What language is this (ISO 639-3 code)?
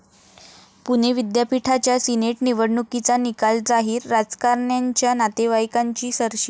mar